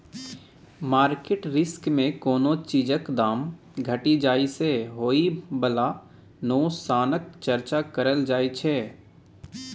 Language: Maithili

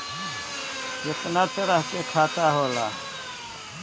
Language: Bhojpuri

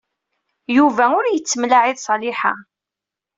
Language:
Kabyle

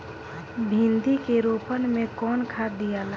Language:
Bhojpuri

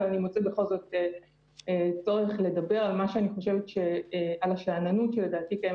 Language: Hebrew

